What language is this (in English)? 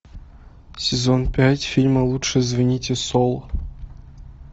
Russian